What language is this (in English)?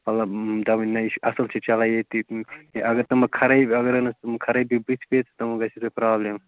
Kashmiri